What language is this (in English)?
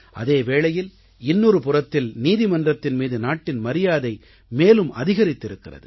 Tamil